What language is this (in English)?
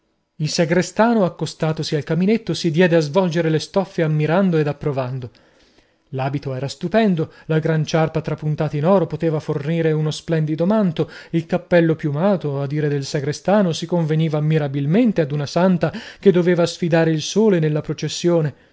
Italian